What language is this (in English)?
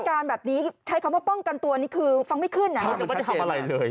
Thai